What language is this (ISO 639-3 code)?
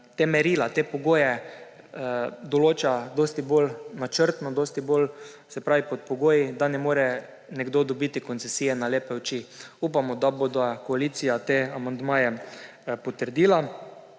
slv